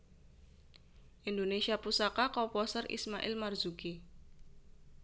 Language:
Javanese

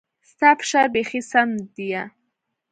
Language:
Pashto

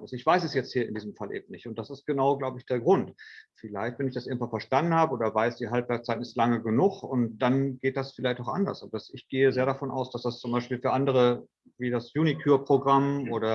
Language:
German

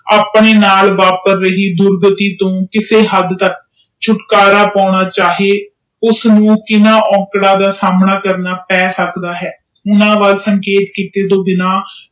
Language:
Punjabi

